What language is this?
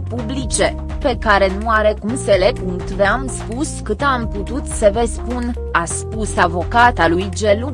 Romanian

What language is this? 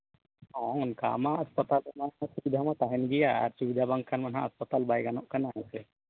Santali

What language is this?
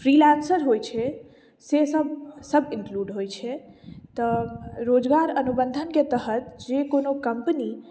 Maithili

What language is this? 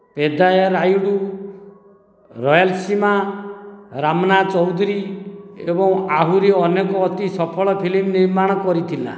Odia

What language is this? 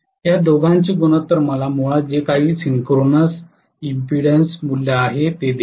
Marathi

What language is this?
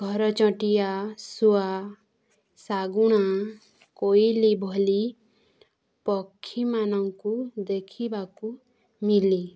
Odia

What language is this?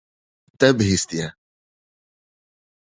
Kurdish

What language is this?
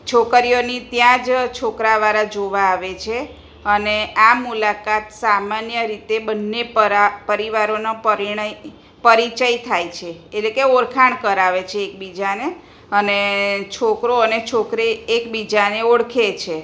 Gujarati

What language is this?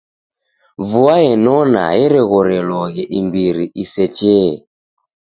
Taita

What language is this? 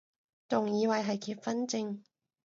Cantonese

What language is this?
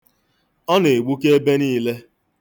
Igbo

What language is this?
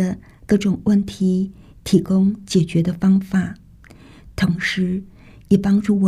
Chinese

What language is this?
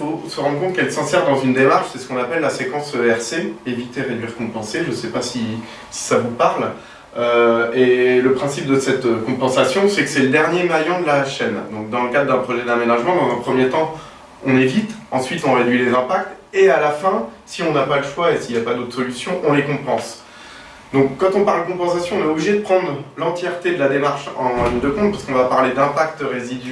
French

